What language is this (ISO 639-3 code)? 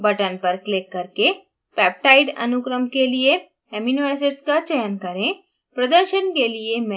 hin